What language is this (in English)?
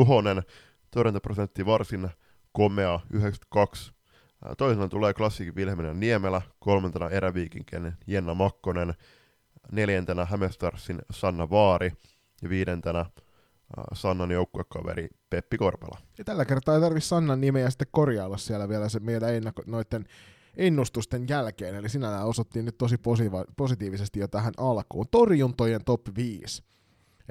Finnish